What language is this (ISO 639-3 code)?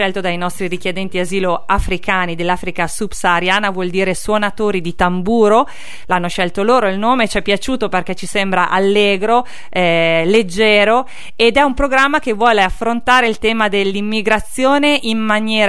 ita